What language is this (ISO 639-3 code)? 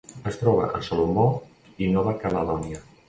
cat